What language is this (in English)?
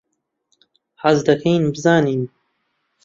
Central Kurdish